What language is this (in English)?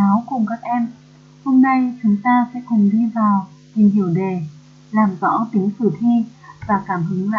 Vietnamese